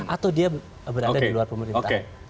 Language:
Indonesian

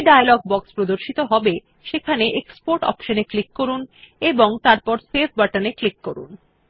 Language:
Bangla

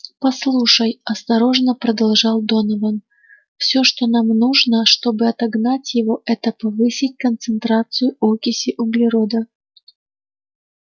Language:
Russian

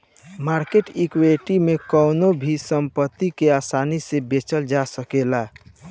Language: Bhojpuri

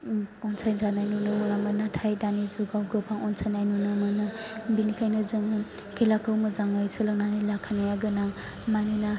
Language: Bodo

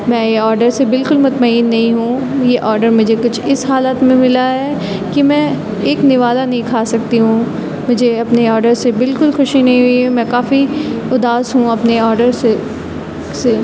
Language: Urdu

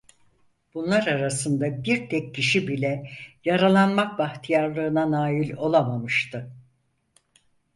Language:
Turkish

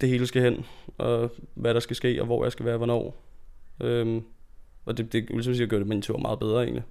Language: Danish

